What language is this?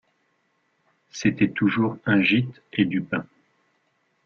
French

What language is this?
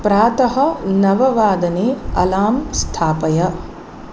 Sanskrit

